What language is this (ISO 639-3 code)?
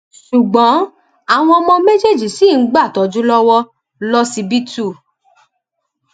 yor